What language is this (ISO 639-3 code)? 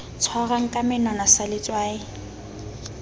sot